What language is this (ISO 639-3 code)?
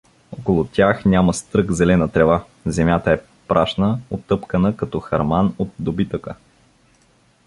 bul